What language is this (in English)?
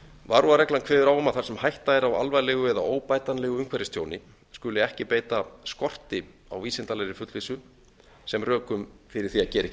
Icelandic